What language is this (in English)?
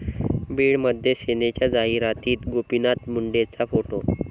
Marathi